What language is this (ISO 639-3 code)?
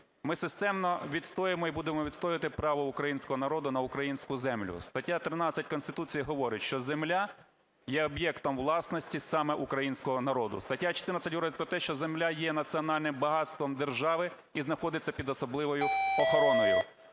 ukr